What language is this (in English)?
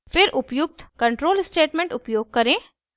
Hindi